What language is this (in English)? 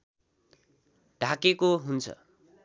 Nepali